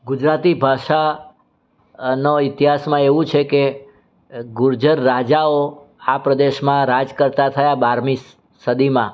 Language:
Gujarati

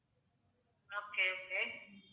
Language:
Tamil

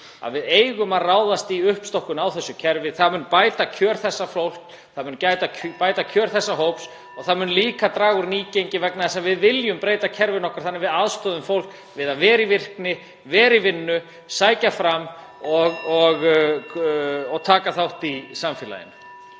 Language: Icelandic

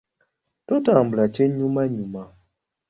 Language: Ganda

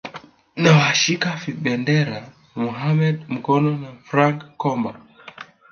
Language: Swahili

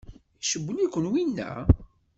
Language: Kabyle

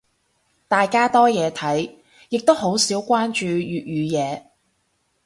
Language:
Cantonese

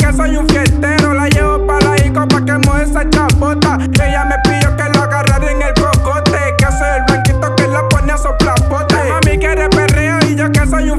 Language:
Spanish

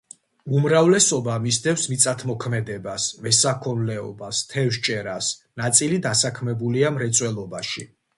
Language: Georgian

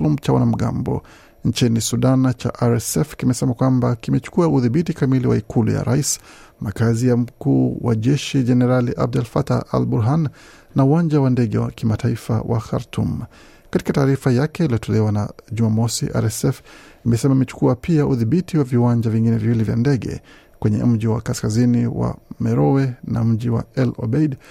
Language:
Swahili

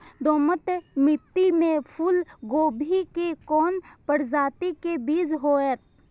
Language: Maithili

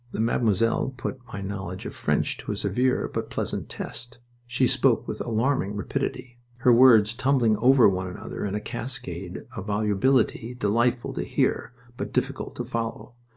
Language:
English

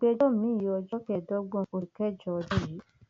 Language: Yoruba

